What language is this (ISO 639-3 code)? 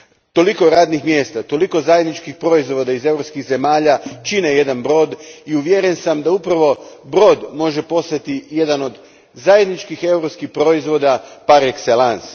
hrv